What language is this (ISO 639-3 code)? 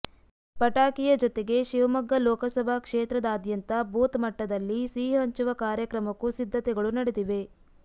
kan